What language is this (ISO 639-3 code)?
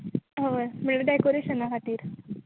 kok